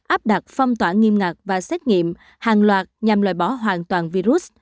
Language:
Vietnamese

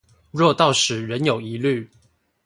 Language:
Chinese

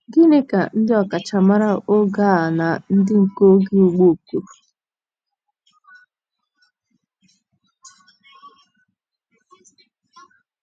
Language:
Igbo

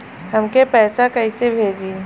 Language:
Bhojpuri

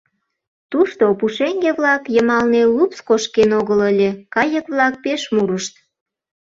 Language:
Mari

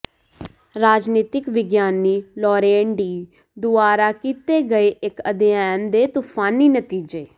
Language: Punjabi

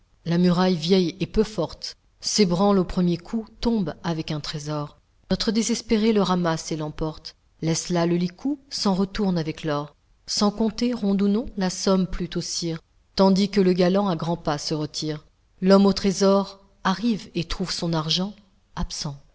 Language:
French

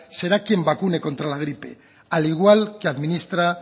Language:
Spanish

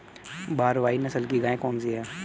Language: Hindi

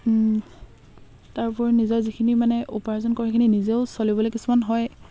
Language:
Assamese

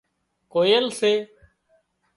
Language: Wadiyara Koli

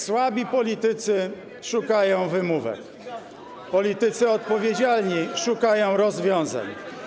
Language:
Polish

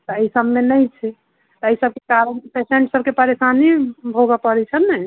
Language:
Maithili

